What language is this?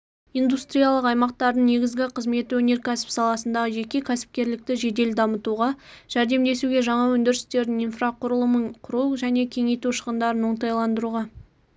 Kazakh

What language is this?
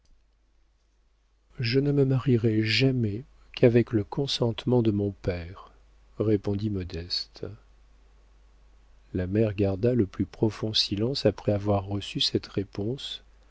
French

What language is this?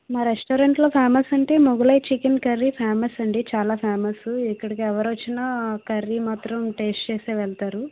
Telugu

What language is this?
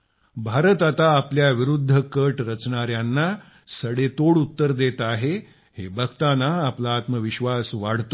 Marathi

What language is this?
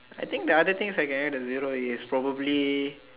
English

